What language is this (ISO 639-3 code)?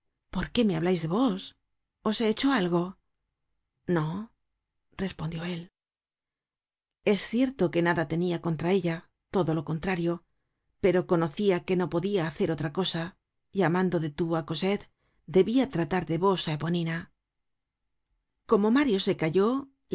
spa